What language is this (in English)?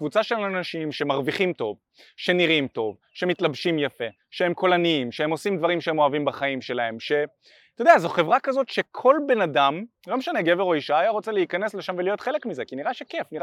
Hebrew